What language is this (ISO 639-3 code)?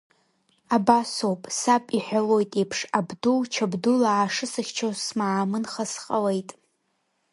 abk